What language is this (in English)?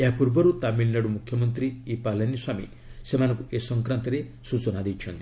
Odia